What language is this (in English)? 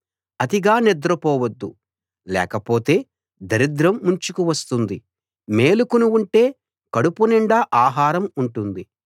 Telugu